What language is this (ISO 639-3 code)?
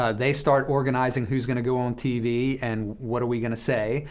eng